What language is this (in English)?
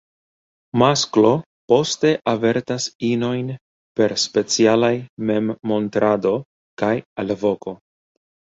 Esperanto